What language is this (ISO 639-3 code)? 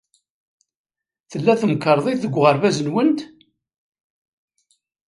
kab